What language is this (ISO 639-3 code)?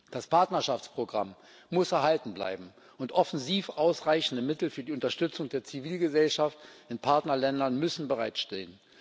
deu